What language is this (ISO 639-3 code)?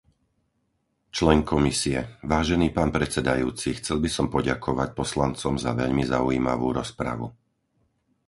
slk